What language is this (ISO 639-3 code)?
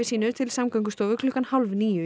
isl